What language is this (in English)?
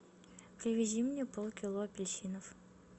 Russian